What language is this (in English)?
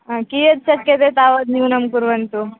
Sanskrit